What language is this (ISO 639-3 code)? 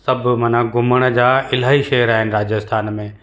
snd